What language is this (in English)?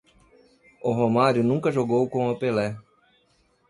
Portuguese